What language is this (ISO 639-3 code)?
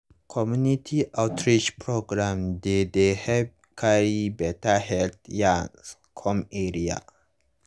pcm